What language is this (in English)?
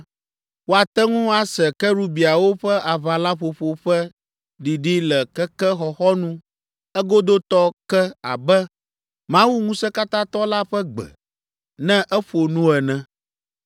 Ewe